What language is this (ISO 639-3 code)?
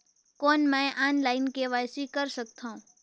hne